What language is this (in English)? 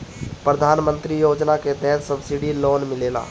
Bhojpuri